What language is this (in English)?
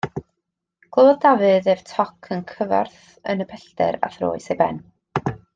Welsh